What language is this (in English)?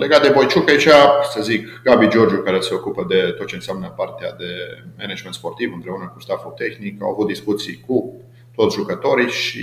Romanian